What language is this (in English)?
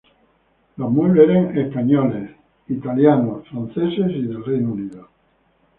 Spanish